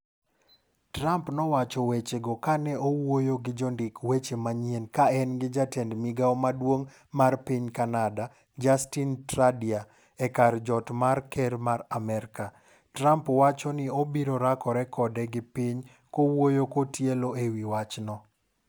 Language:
Luo (Kenya and Tanzania)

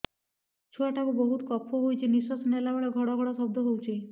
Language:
Odia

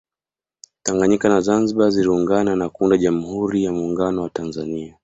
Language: Swahili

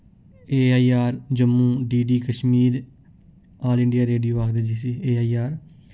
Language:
Dogri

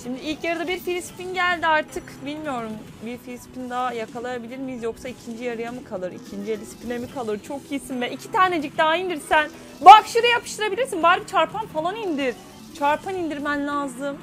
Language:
Turkish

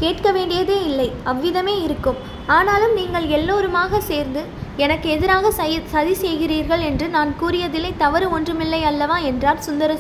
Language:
Tamil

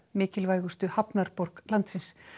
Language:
Icelandic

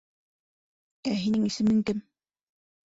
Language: Bashkir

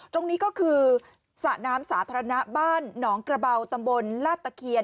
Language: Thai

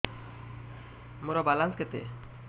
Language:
Odia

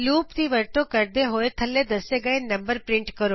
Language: Punjabi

